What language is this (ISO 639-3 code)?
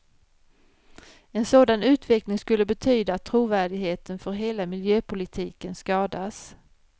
swe